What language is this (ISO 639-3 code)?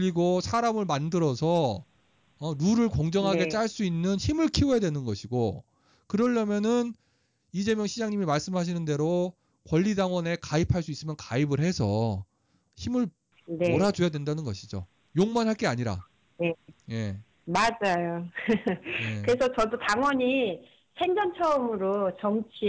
kor